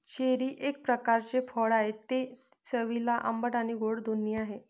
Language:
Marathi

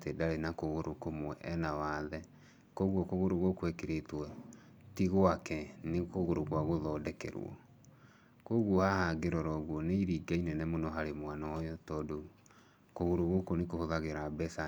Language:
Kikuyu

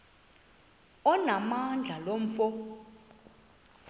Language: Xhosa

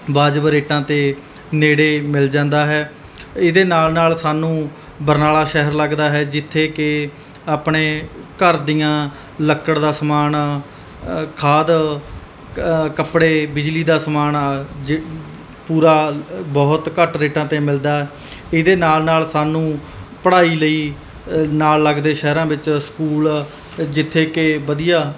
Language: Punjabi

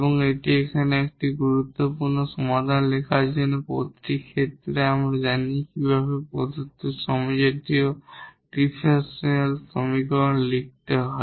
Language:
Bangla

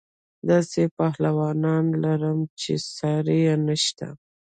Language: Pashto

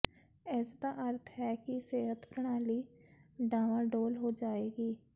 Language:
Punjabi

